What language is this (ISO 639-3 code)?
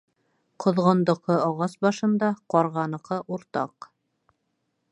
bak